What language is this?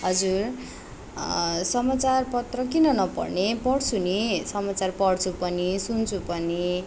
Nepali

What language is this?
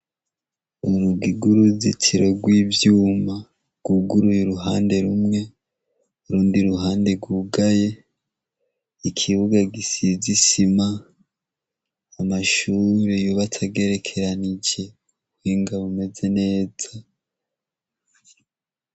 Rundi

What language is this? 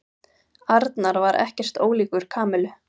Icelandic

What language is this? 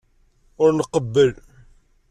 Kabyle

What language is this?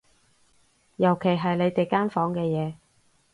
Cantonese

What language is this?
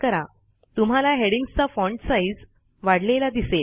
Marathi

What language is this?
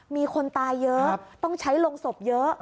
Thai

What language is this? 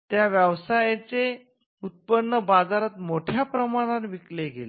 Marathi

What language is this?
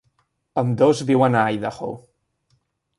Catalan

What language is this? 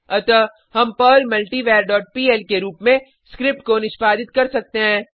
Hindi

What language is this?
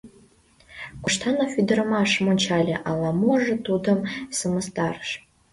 Mari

